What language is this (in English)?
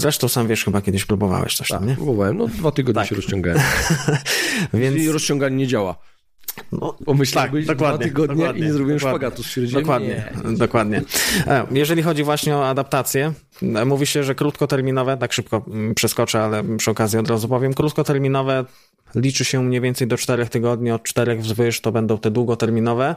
Polish